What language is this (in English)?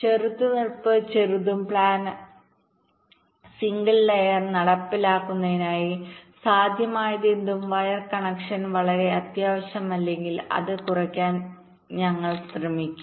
Malayalam